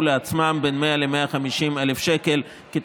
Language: Hebrew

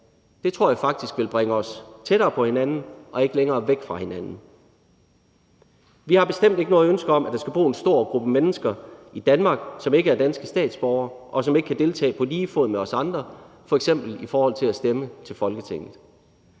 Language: Danish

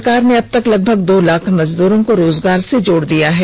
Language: Hindi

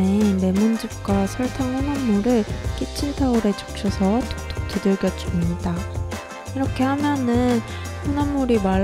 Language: Korean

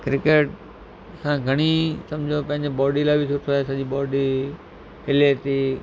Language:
Sindhi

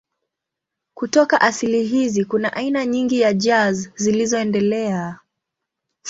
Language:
Swahili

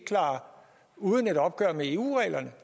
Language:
Danish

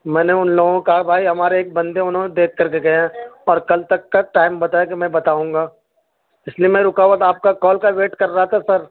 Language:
Urdu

